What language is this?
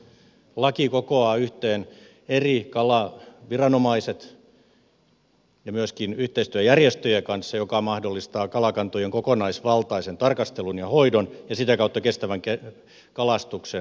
Finnish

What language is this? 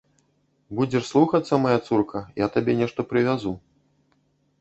Belarusian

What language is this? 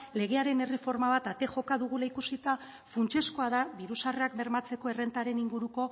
Basque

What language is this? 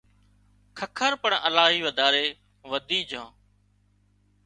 Wadiyara Koli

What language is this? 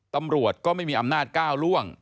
Thai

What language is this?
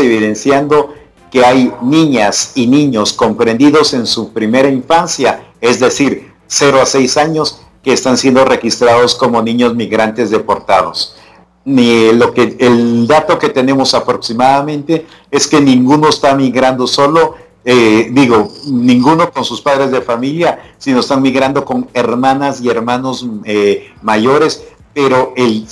Spanish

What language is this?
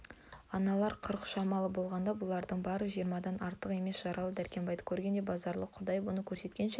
Kazakh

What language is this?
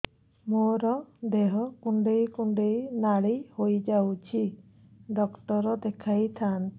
Odia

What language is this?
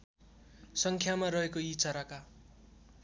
Nepali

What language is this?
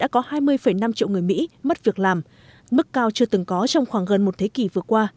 Vietnamese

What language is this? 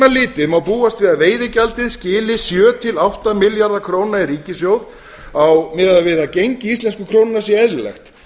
Icelandic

